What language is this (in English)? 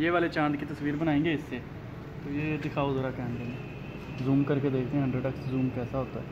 Hindi